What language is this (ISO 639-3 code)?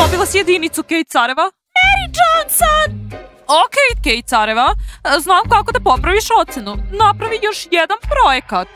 srp